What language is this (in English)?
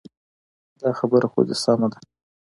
Pashto